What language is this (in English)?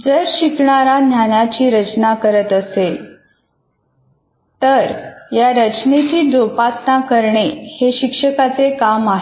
Marathi